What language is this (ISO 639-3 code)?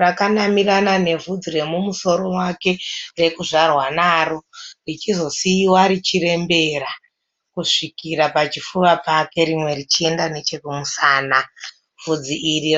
sna